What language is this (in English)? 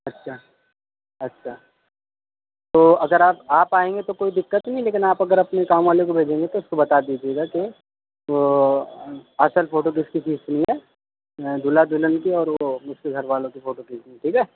Urdu